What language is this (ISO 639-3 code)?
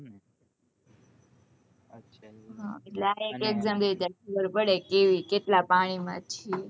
guj